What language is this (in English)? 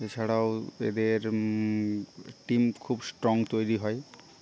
Bangla